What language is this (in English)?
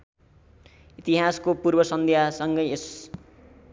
Nepali